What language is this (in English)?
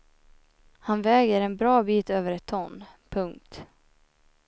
Swedish